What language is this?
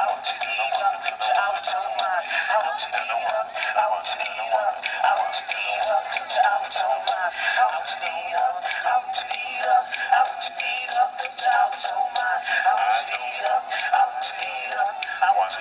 Dutch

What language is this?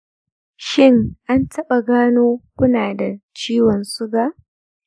Hausa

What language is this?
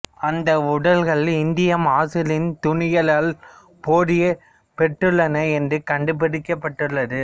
Tamil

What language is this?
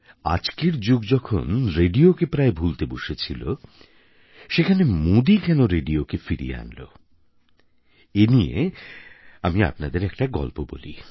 Bangla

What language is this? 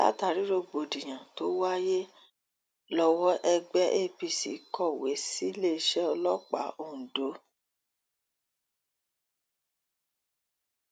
Yoruba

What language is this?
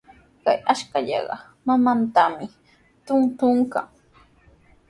Sihuas Ancash Quechua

